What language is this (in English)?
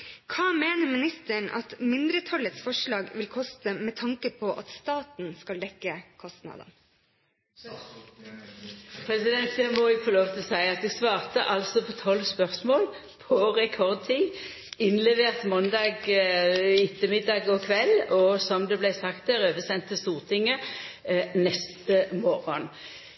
Norwegian